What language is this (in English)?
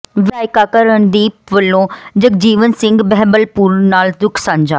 Punjabi